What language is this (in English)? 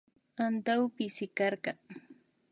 Imbabura Highland Quichua